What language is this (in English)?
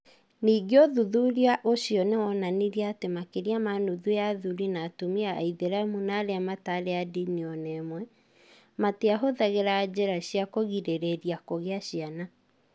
Kikuyu